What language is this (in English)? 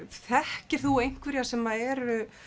Icelandic